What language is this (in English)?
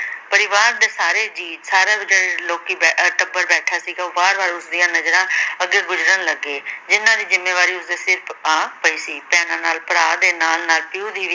Punjabi